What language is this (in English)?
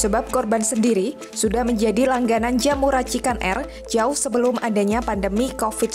Indonesian